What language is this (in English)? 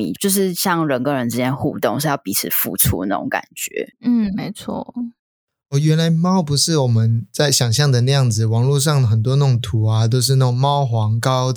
Chinese